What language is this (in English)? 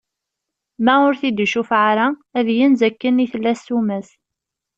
Kabyle